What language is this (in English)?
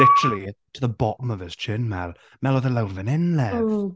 Welsh